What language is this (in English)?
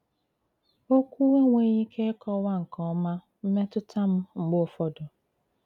Igbo